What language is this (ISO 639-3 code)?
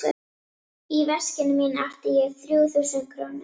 isl